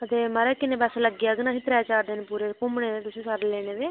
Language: Dogri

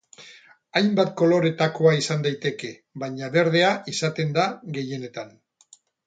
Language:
Basque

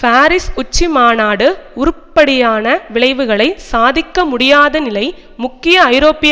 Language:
Tamil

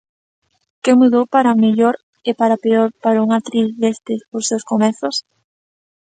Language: Galician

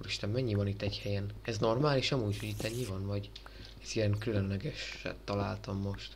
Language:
Hungarian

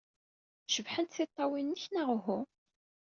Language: Kabyle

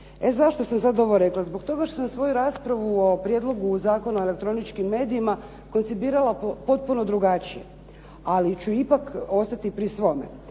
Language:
Croatian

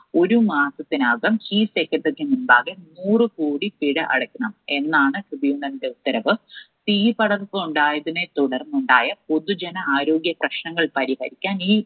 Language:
Malayalam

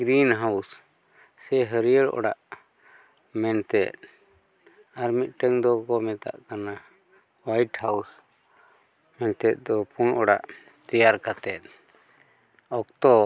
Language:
Santali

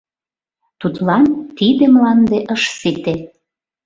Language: Mari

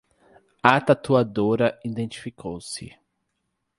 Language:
Portuguese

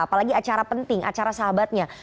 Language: Indonesian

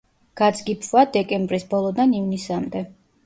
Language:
Georgian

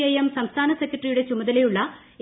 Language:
Malayalam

